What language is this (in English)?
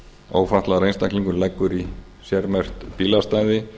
Icelandic